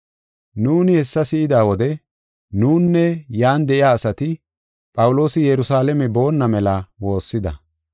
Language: Gofa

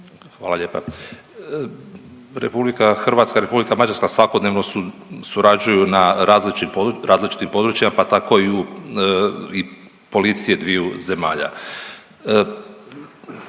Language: Croatian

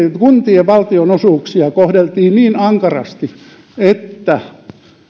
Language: Finnish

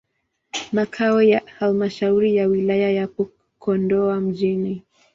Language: Swahili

